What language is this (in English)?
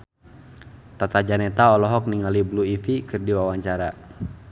Sundanese